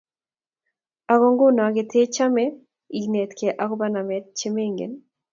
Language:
Kalenjin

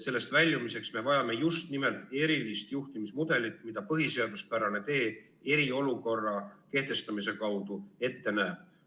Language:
Estonian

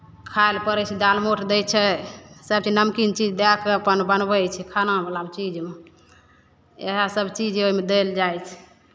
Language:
Maithili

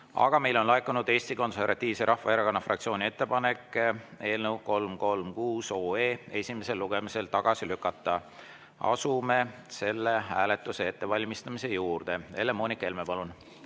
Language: Estonian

